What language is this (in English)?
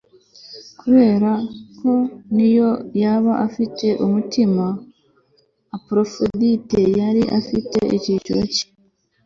Kinyarwanda